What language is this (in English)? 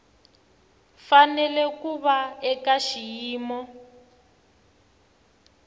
Tsonga